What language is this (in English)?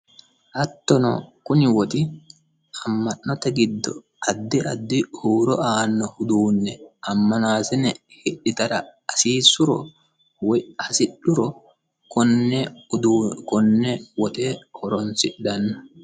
Sidamo